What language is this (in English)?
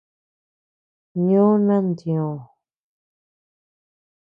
Tepeuxila Cuicatec